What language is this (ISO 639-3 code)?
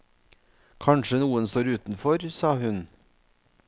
nor